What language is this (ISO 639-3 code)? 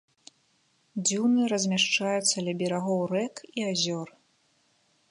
bel